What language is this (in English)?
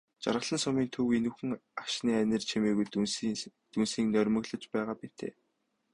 Mongolian